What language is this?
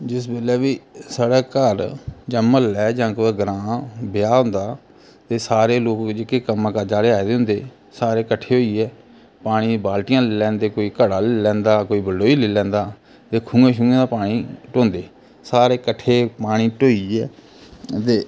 Dogri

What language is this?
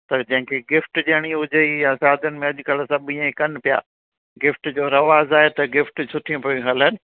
Sindhi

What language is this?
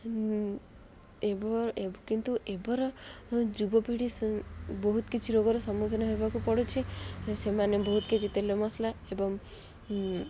Odia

